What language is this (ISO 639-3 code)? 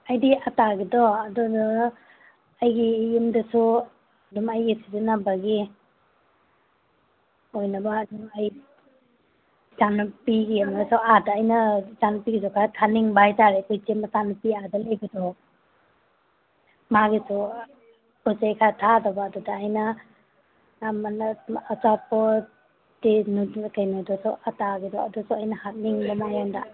mni